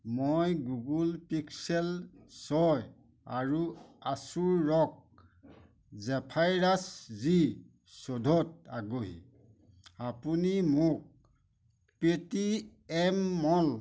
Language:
Assamese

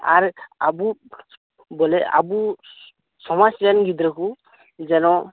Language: Santali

